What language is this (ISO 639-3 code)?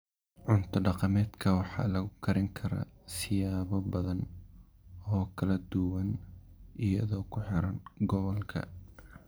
som